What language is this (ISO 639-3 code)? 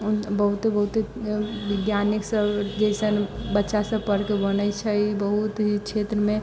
mai